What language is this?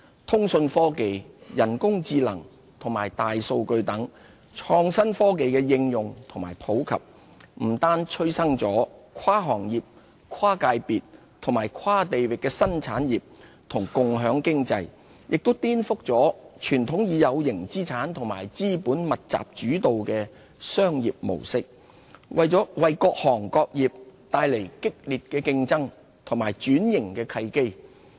Cantonese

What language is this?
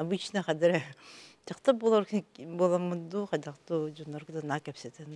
Turkish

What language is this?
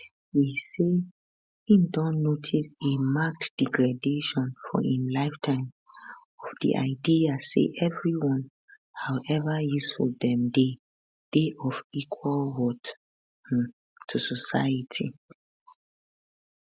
Nigerian Pidgin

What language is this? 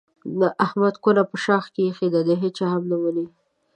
Pashto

